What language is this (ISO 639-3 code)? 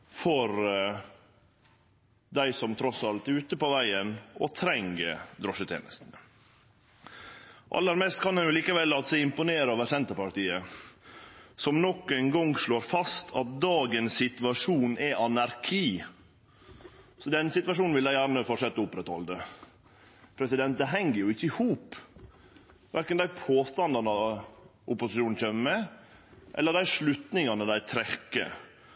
nno